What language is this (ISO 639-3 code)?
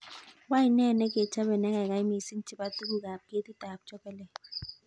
kln